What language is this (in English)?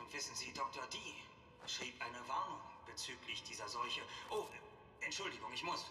German